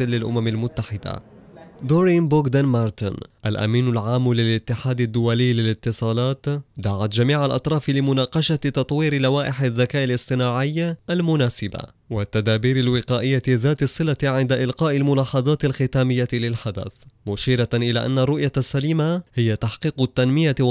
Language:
Arabic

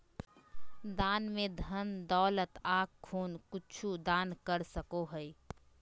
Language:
Magahi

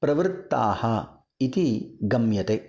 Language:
Sanskrit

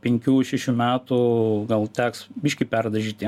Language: Lithuanian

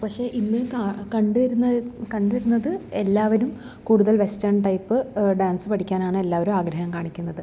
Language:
Malayalam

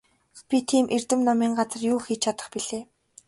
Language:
Mongolian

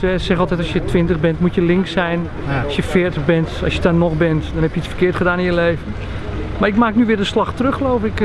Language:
Dutch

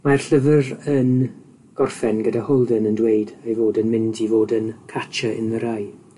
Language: Welsh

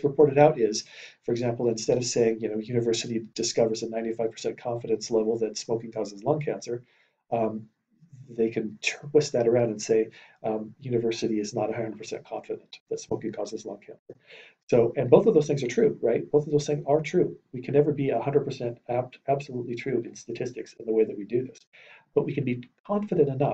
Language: English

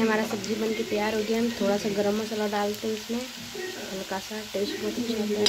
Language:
Hindi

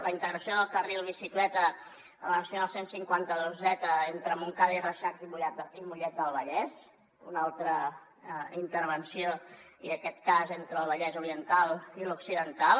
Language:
Catalan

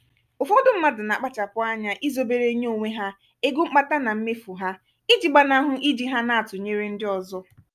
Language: Igbo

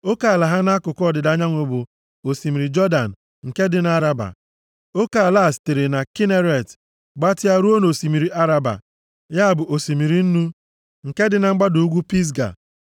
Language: Igbo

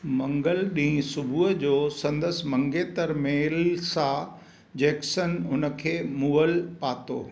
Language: Sindhi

